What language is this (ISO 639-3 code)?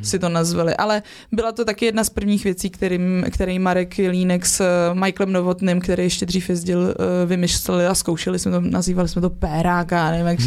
ces